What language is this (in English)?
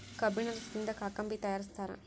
Kannada